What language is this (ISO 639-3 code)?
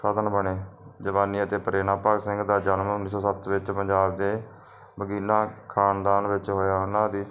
pan